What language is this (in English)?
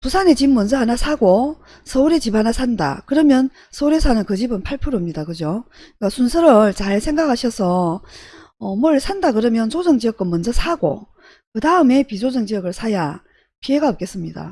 Korean